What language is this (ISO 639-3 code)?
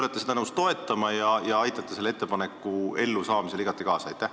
est